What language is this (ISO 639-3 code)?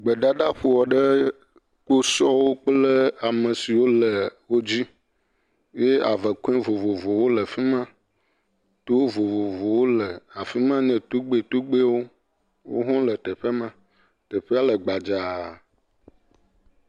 ewe